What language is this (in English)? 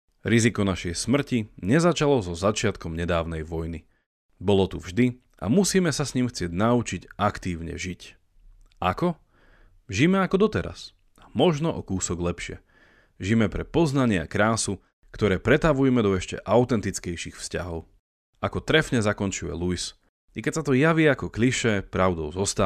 Slovak